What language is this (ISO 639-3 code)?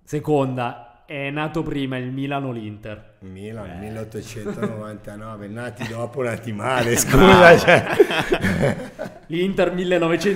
ita